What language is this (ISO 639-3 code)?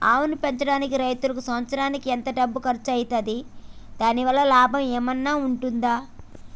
tel